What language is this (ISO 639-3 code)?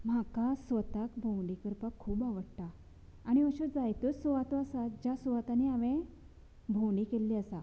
kok